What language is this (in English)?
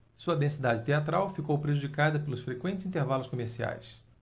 Portuguese